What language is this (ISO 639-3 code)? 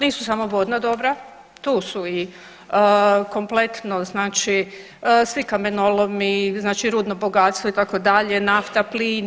hrv